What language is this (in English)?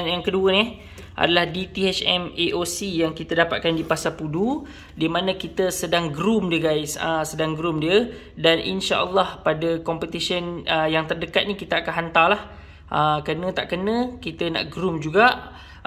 Malay